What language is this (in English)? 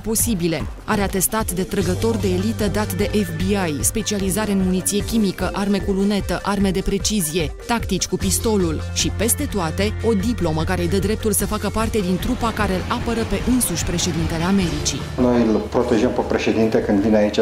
Romanian